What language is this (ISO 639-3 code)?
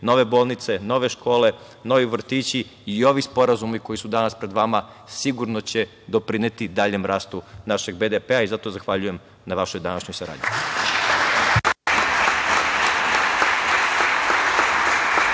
srp